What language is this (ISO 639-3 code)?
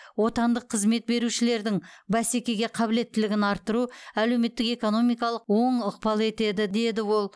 kaz